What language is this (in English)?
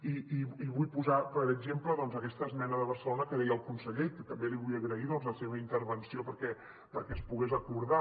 Catalan